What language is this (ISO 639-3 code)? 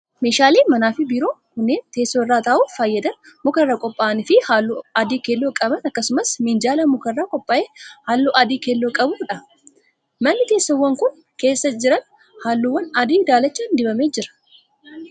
orm